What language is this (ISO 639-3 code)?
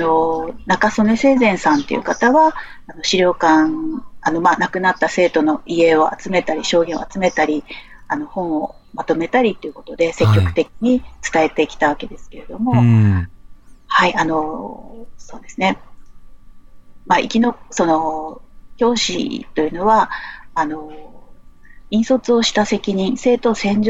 jpn